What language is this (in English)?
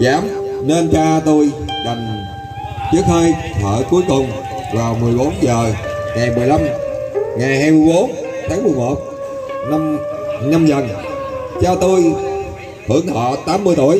Vietnamese